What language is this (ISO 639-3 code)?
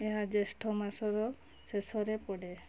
ori